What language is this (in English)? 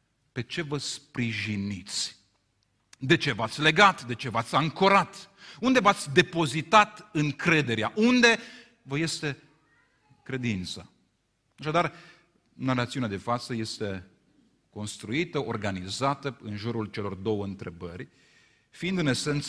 Romanian